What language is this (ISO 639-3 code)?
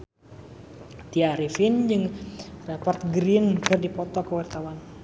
sun